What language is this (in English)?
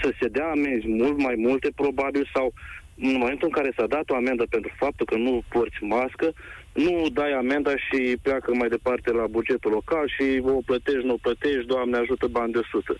Romanian